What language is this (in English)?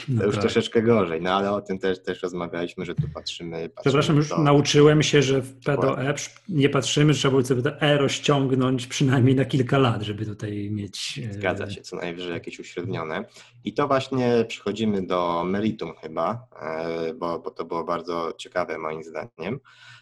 Polish